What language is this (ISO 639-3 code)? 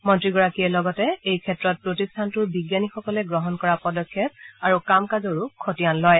asm